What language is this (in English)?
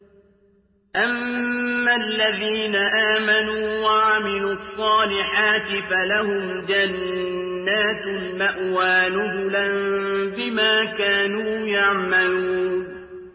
Arabic